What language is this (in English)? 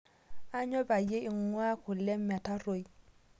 Masai